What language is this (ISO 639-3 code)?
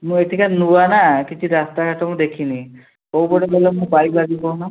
ori